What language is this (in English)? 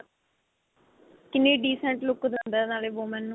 Punjabi